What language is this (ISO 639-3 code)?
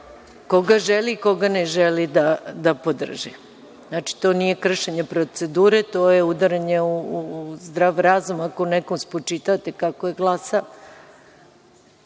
srp